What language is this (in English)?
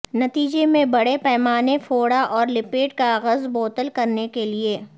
Urdu